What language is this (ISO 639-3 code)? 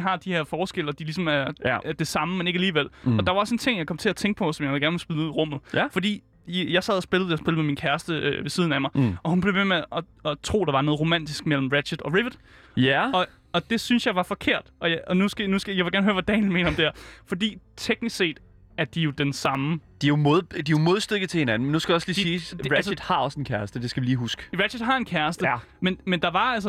dan